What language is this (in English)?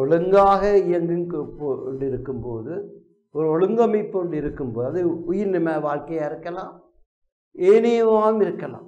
Tamil